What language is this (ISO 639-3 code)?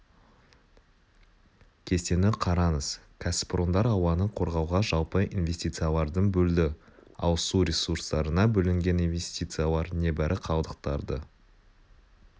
kaz